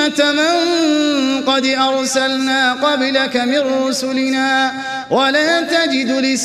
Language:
Arabic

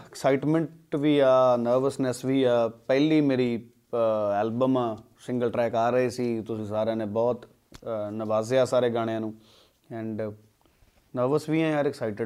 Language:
Punjabi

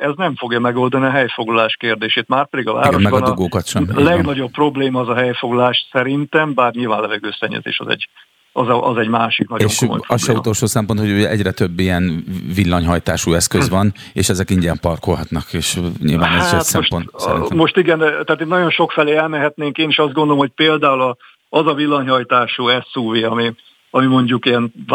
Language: Hungarian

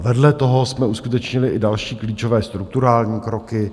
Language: Czech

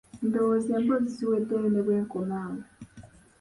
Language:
Ganda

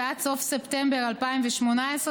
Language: Hebrew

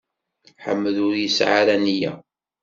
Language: Kabyle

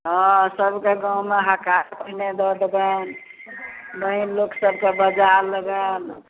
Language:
Maithili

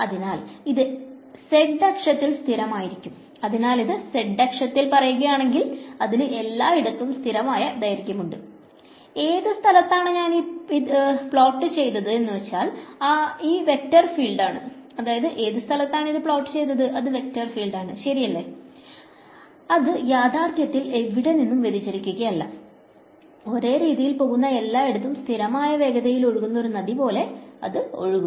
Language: Malayalam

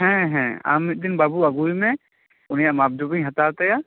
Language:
Santali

